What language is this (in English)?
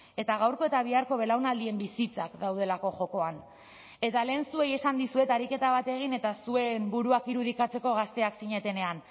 Basque